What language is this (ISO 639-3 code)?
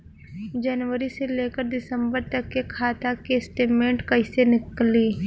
bho